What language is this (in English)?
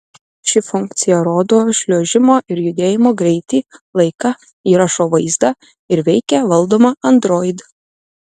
Lithuanian